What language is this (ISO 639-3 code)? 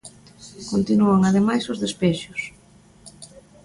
glg